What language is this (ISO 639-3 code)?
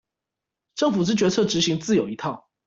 zho